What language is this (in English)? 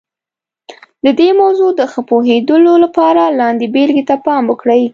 Pashto